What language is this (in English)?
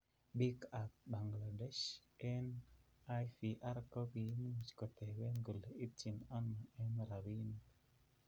Kalenjin